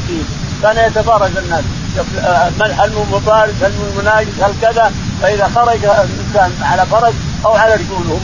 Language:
Arabic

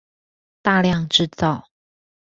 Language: Chinese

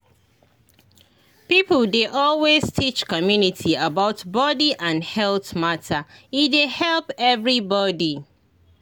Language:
Nigerian Pidgin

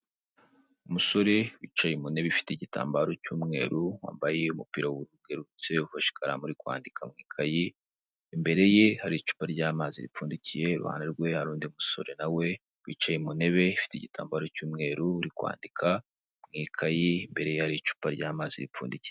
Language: Kinyarwanda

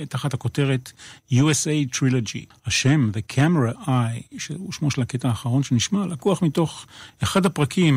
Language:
Hebrew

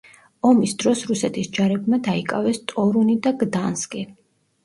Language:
Georgian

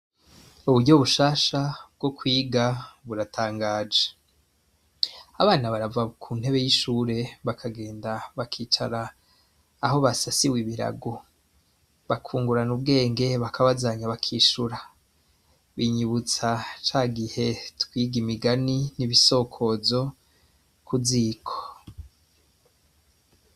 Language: Rundi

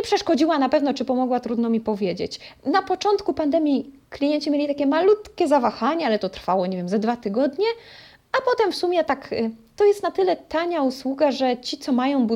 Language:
Polish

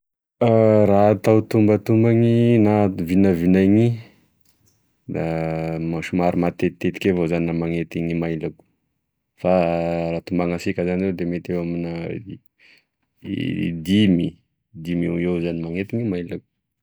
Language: Tesaka Malagasy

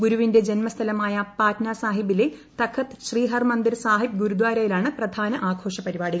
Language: Malayalam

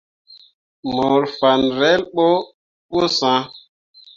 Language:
Mundang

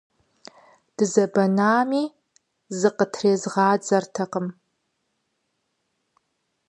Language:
Kabardian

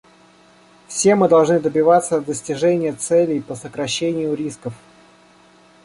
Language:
Russian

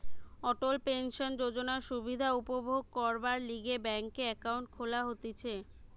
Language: Bangla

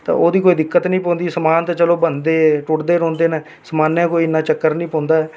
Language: Dogri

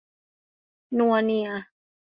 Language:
Thai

